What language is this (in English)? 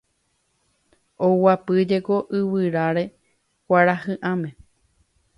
Guarani